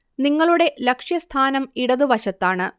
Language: Malayalam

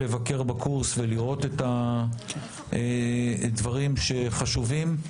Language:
Hebrew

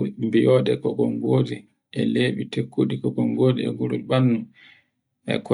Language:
Borgu Fulfulde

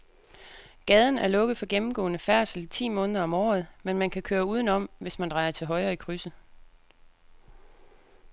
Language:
Danish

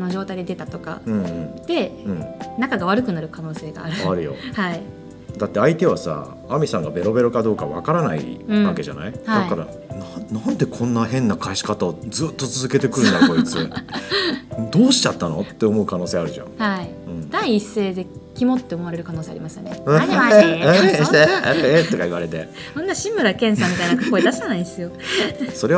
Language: Japanese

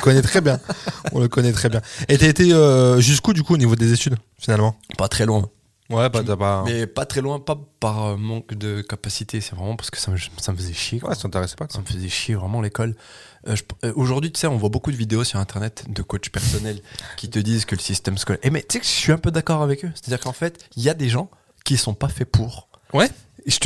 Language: French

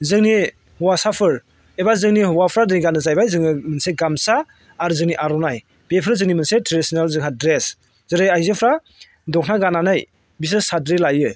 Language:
Bodo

